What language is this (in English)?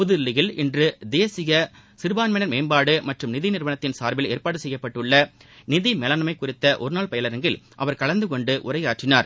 Tamil